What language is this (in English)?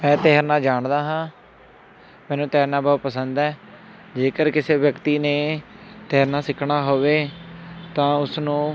Punjabi